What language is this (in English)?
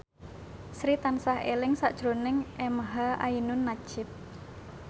Javanese